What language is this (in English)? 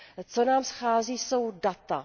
Czech